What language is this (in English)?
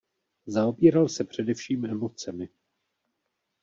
Czech